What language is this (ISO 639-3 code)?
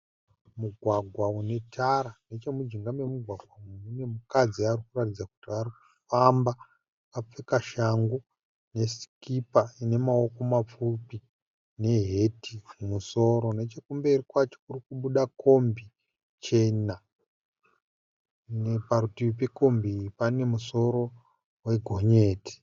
sna